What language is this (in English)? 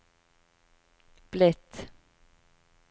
Norwegian